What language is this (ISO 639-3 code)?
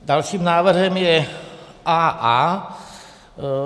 ces